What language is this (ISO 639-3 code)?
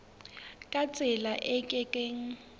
sot